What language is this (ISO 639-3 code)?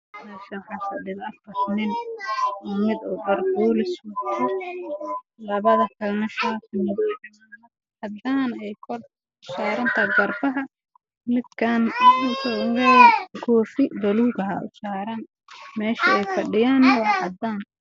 som